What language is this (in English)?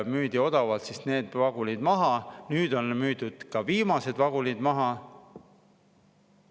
Estonian